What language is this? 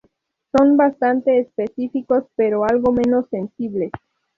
Spanish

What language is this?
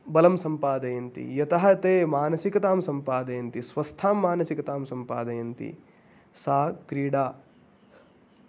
Sanskrit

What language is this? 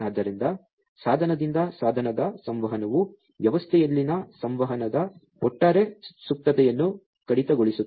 Kannada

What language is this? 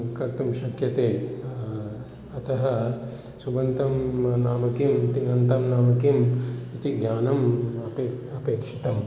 Sanskrit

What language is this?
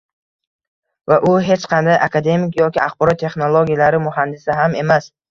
Uzbek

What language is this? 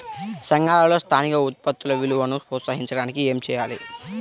Telugu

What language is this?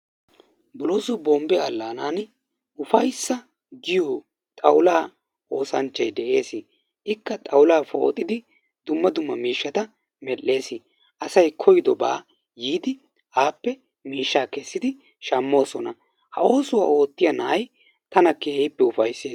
Wolaytta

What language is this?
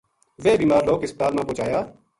Gujari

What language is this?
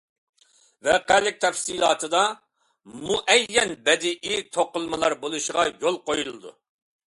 Uyghur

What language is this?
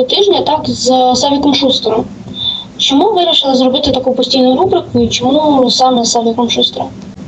Ukrainian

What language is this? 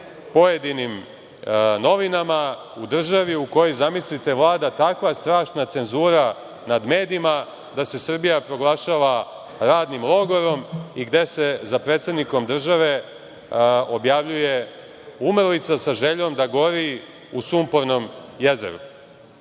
Serbian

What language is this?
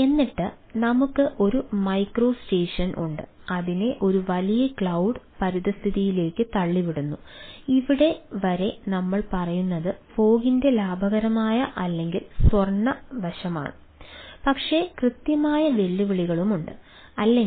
Malayalam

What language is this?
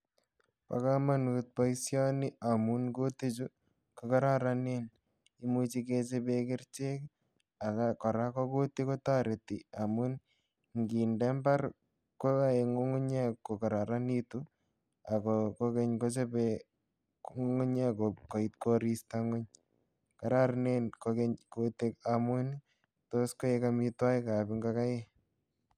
Kalenjin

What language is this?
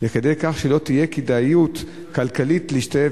Hebrew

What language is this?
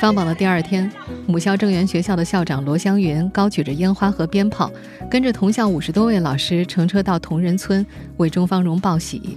Chinese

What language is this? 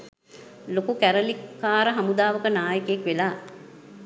Sinhala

